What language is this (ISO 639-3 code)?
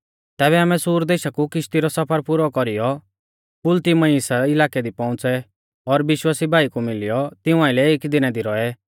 bfz